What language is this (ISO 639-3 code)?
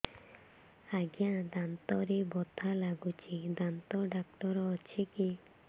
ori